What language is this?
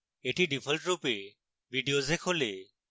Bangla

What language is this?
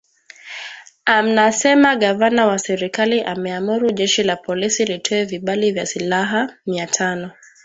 Swahili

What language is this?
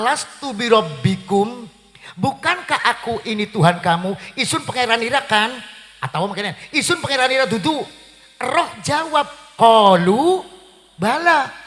Indonesian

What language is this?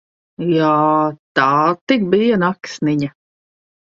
Latvian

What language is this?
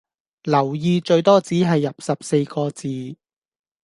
Cantonese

